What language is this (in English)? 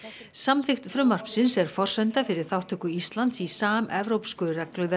Icelandic